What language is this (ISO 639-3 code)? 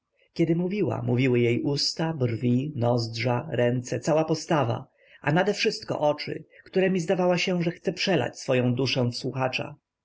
pol